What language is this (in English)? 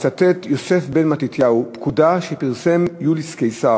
Hebrew